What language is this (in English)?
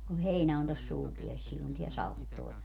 Finnish